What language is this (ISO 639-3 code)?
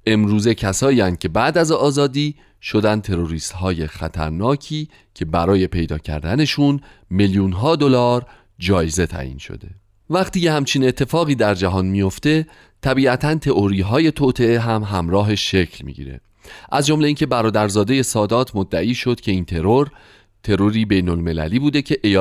fas